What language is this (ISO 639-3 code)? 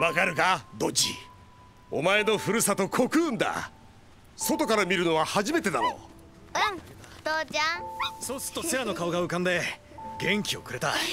jpn